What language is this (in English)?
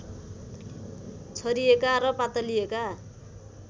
Nepali